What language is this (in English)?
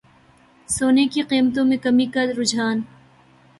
Urdu